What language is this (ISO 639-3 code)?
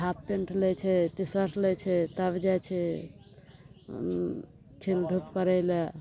mai